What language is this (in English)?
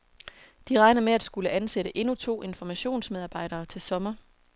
Danish